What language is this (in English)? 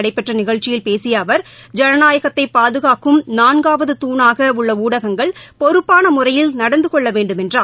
Tamil